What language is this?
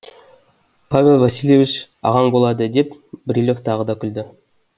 Kazakh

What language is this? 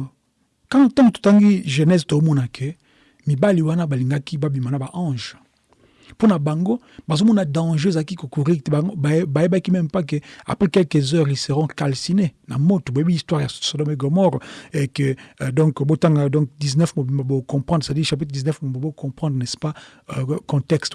French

